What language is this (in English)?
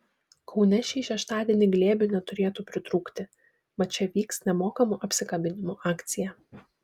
Lithuanian